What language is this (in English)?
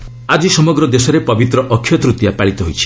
Odia